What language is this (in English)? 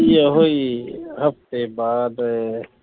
Punjabi